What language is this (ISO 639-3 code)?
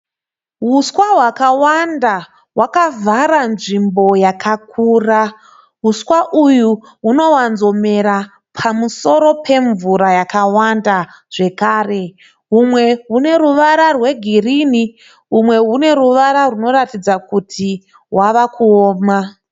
sna